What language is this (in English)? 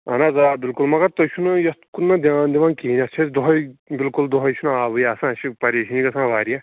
Kashmiri